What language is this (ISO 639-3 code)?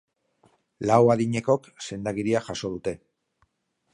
eus